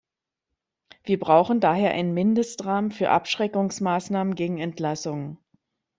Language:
German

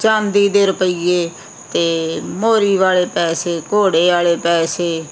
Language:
Punjabi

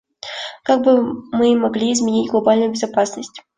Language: Russian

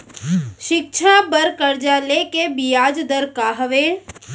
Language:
Chhattisgarhi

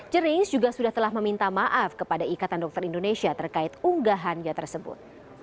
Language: Indonesian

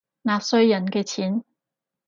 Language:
Cantonese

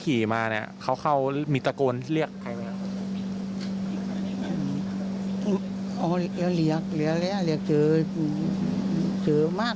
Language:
Thai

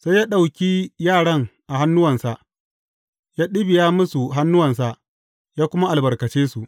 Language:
Hausa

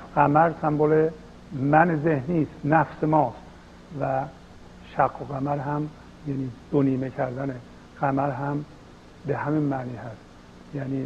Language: Persian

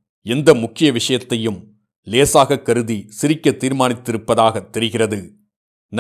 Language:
Tamil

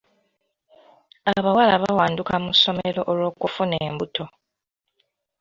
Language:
Ganda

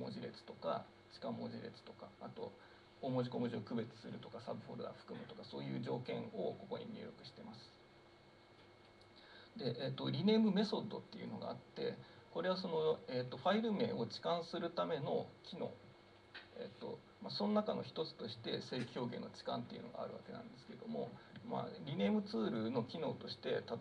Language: Japanese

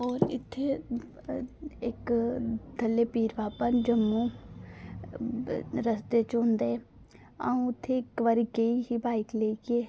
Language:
Dogri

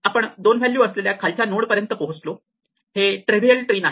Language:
Marathi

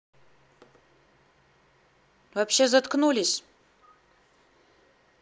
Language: Russian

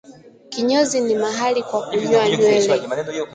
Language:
Swahili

